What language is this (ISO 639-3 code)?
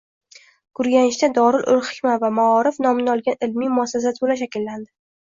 uzb